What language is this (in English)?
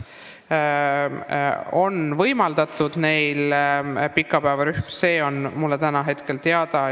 Estonian